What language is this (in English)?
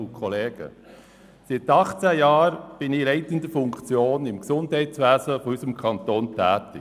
Swiss German